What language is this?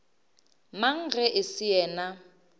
Northern Sotho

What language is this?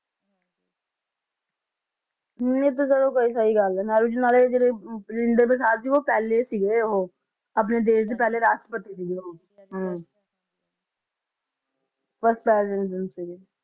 Punjabi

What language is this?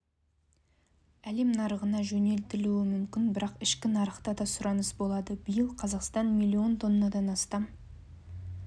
Kazakh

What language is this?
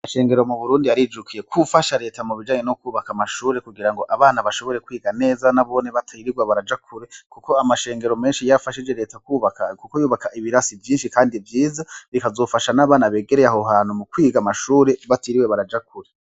Rundi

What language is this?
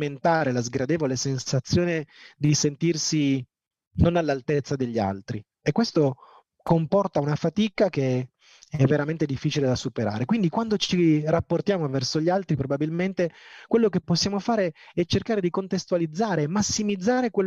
Italian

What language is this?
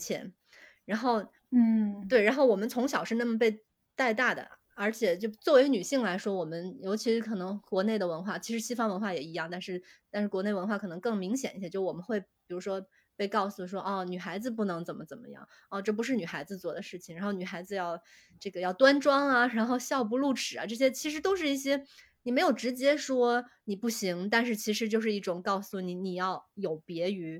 Chinese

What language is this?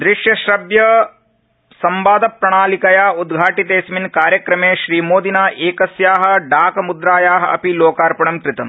Sanskrit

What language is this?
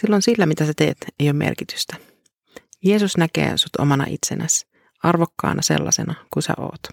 Finnish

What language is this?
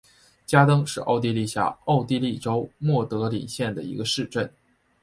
Chinese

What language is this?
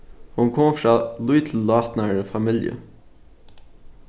Faroese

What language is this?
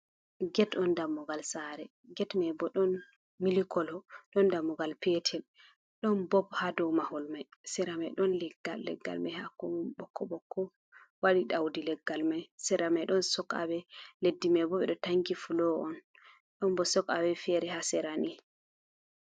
Fula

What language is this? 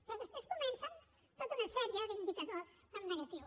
Catalan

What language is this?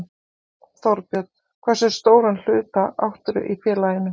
Icelandic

